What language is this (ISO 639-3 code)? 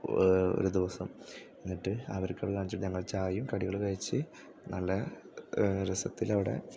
mal